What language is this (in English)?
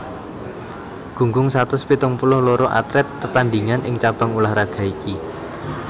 Javanese